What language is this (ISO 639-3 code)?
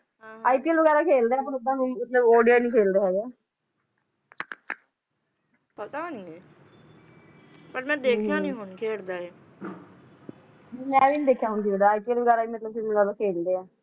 pan